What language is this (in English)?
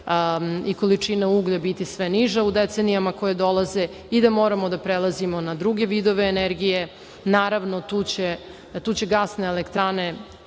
Serbian